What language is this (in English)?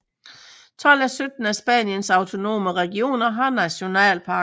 Danish